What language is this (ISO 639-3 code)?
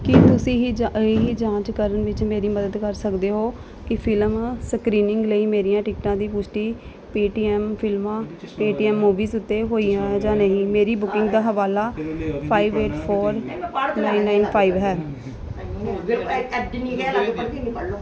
pan